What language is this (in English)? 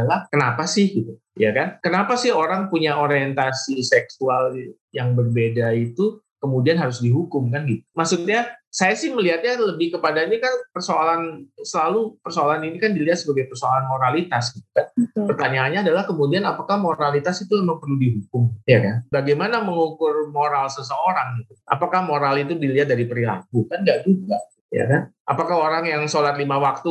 Indonesian